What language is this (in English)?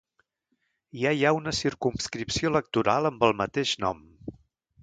Catalan